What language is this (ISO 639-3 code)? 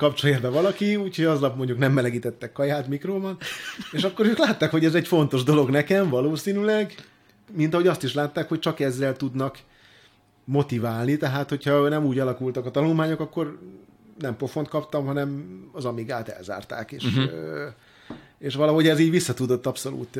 hun